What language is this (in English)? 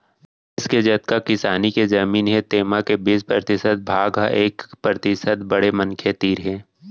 Chhattisgarhi